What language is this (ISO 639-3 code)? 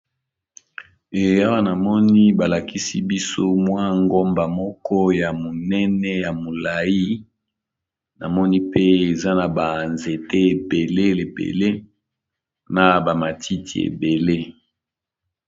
lin